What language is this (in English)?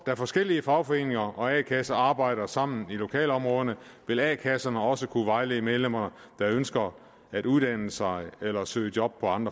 Danish